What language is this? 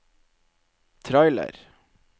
Norwegian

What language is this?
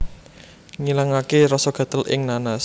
Javanese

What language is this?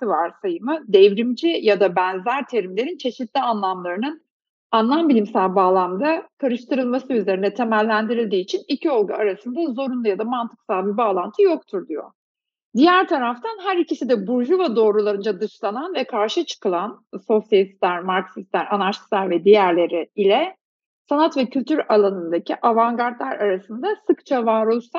Turkish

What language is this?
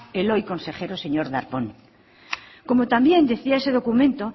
Spanish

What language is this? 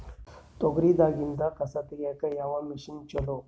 Kannada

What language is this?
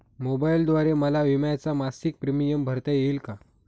Marathi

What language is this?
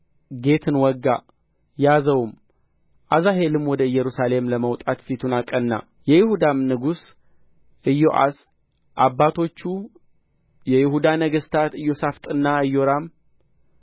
Amharic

